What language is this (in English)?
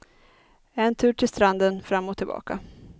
Swedish